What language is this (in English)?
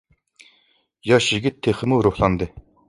Uyghur